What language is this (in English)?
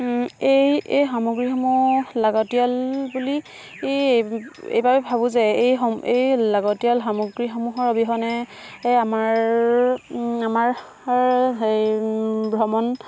Assamese